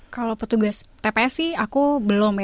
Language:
Indonesian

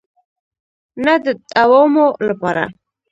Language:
Pashto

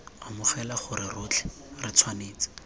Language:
Tswana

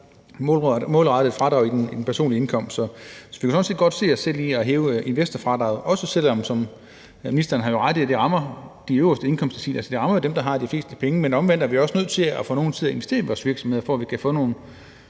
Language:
Danish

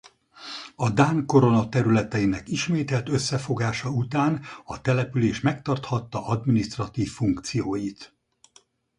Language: Hungarian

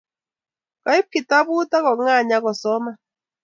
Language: Kalenjin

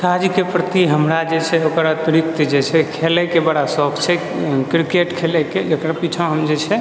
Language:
Maithili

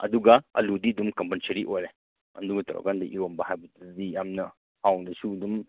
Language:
Manipuri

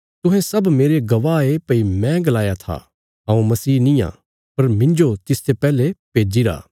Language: Bilaspuri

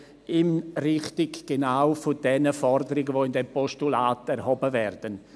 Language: Swiss German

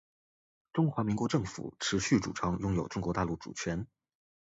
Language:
Chinese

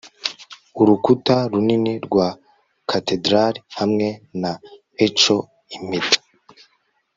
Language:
Kinyarwanda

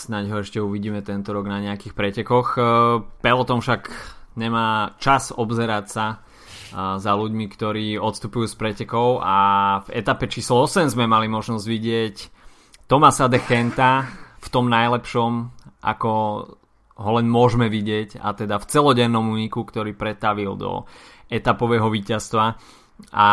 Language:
Slovak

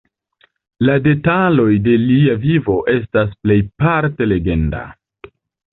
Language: Esperanto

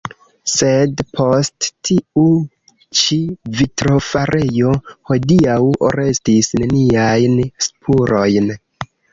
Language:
Esperanto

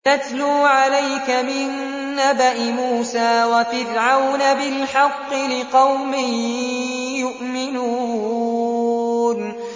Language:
Arabic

